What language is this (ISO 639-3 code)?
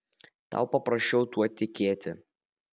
lit